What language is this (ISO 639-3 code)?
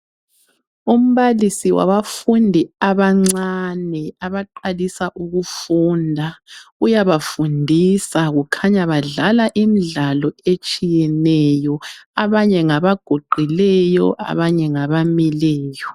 nde